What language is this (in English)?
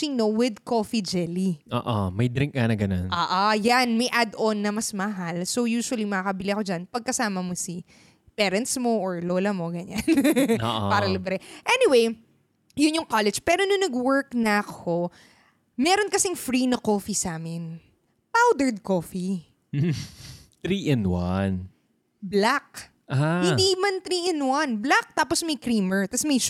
Filipino